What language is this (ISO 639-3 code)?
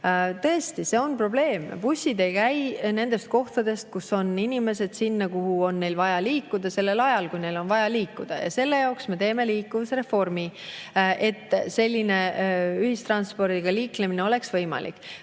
est